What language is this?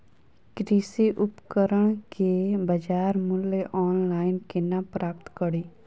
Maithili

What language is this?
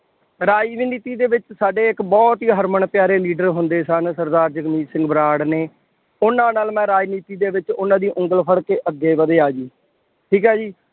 Punjabi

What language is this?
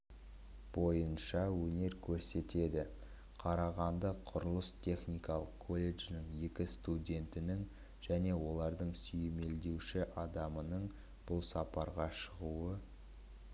Kazakh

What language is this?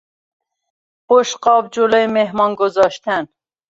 Persian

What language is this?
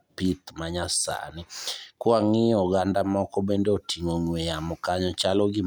Luo (Kenya and Tanzania)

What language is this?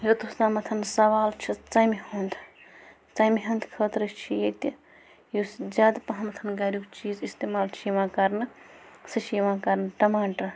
Kashmiri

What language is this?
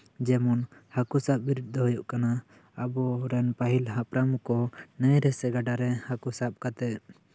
Santali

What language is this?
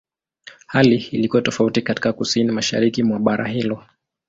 Swahili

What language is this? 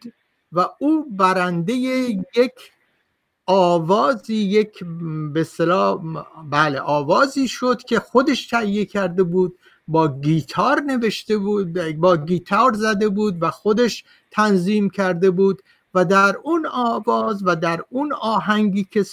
Persian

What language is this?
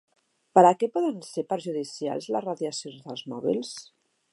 Catalan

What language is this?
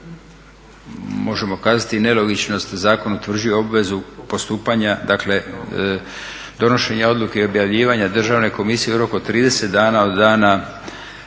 Croatian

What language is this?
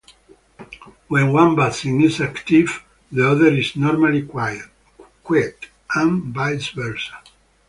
English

